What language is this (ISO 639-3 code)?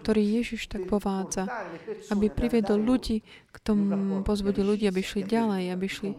slk